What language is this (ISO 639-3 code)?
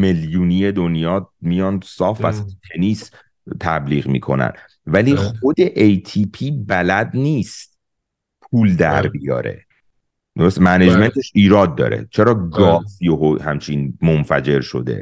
fas